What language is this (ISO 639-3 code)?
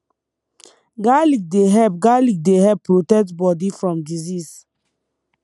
pcm